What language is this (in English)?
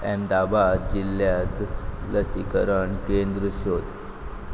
Konkani